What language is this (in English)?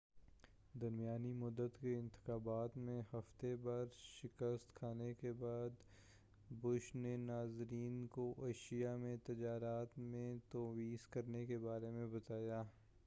Urdu